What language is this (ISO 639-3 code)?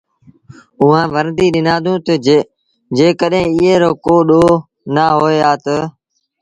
sbn